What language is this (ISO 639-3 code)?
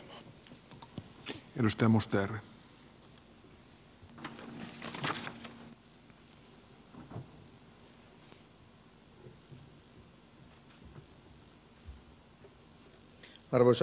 fin